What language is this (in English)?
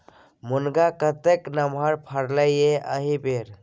Maithili